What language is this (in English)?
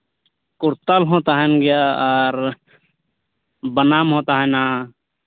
Santali